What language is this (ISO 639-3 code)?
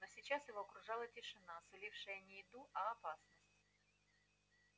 rus